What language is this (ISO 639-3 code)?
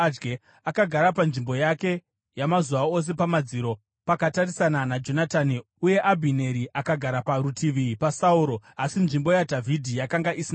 sna